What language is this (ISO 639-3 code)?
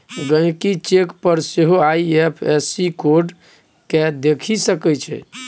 mai